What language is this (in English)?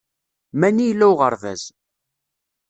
Kabyle